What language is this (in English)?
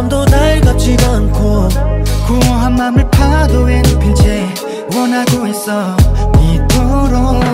Korean